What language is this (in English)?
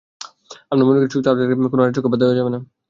Bangla